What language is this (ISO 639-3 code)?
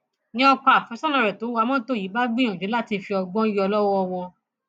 yor